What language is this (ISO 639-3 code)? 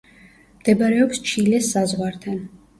kat